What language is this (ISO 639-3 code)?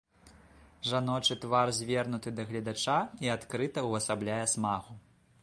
bel